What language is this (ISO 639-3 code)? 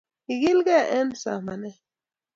kln